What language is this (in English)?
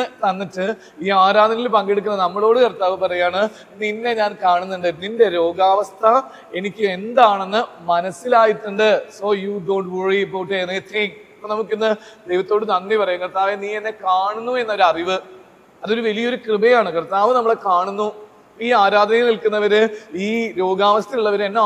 Malayalam